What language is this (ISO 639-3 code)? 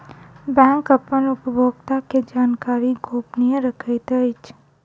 mai